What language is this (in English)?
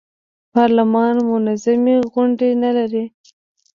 Pashto